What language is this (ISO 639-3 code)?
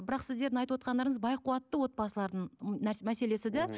kaz